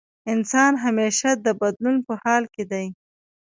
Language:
Pashto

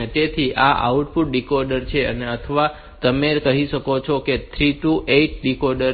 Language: Gujarati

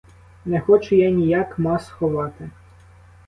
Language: Ukrainian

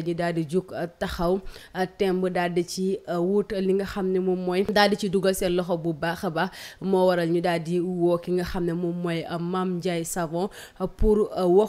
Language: French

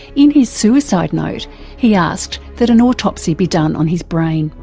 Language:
English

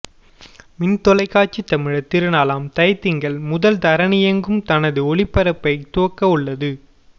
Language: Tamil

